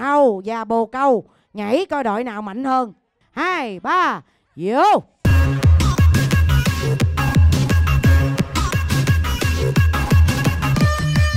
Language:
Vietnamese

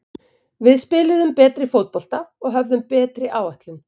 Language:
Icelandic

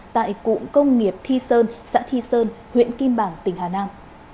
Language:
Vietnamese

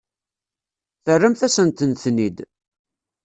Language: Kabyle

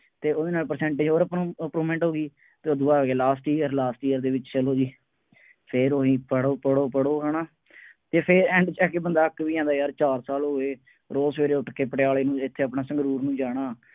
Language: Punjabi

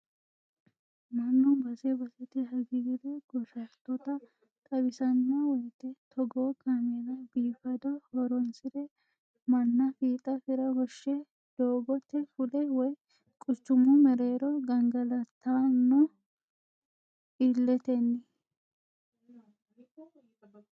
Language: Sidamo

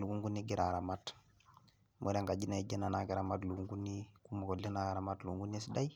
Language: Masai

